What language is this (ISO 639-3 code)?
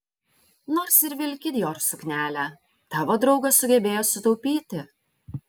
lit